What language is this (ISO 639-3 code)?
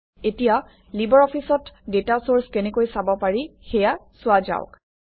asm